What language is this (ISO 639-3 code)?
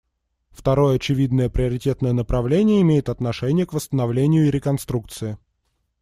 rus